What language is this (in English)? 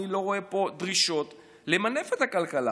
Hebrew